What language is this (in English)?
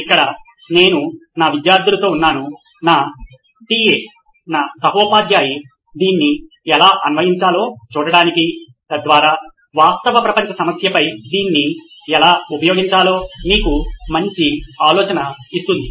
Telugu